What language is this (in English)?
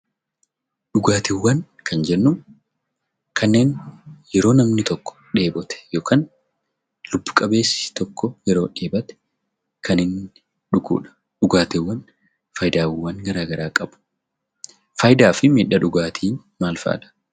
Oromo